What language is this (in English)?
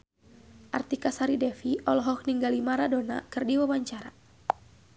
Sundanese